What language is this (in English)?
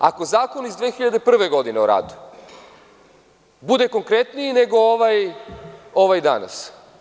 Serbian